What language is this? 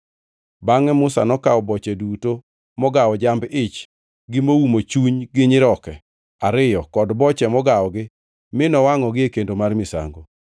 Luo (Kenya and Tanzania)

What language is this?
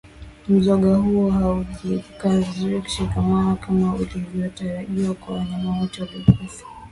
Swahili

